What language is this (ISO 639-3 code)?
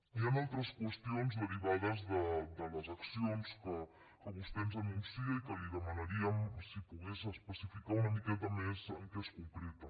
cat